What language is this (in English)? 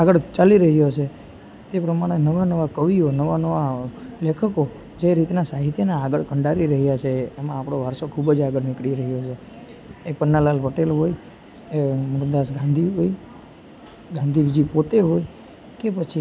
Gujarati